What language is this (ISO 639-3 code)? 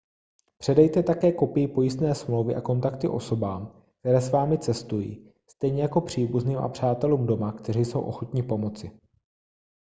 ces